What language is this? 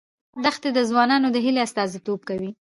Pashto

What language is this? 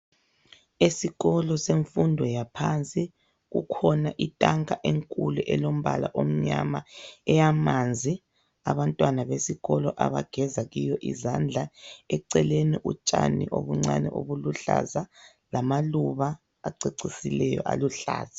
North Ndebele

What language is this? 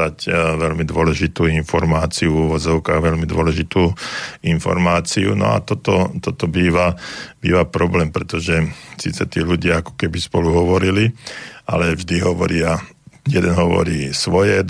Slovak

